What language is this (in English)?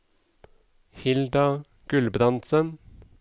Norwegian